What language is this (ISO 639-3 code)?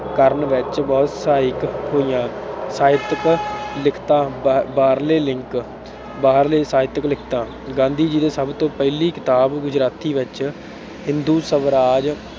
pan